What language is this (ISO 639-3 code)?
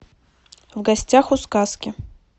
rus